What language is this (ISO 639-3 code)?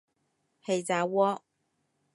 yue